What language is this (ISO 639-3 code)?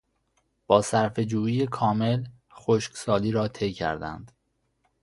fas